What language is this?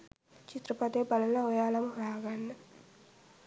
Sinhala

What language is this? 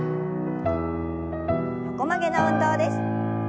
Japanese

